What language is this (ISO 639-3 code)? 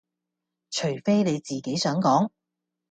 yue